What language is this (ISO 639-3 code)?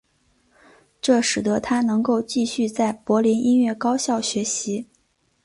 zho